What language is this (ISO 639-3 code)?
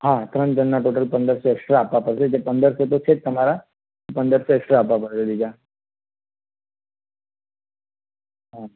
guj